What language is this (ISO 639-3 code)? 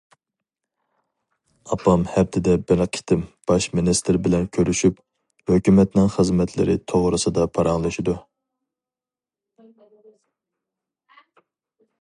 uig